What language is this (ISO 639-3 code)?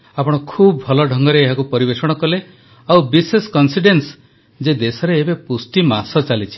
ori